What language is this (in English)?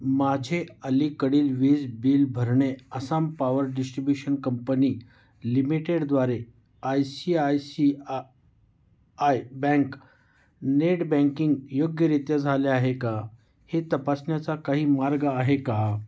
Marathi